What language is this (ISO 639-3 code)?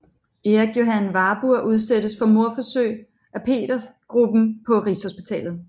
dan